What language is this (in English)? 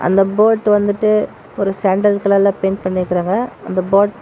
Tamil